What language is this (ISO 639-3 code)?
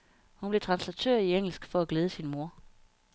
dan